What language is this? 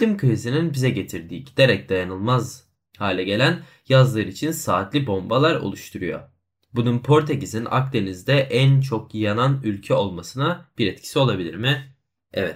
Turkish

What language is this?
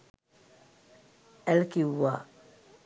Sinhala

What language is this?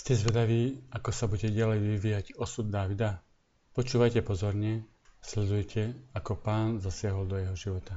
Slovak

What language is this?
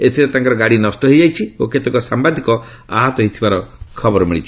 Odia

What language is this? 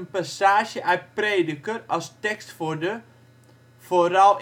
Dutch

